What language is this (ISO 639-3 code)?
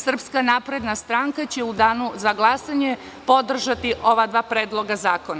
srp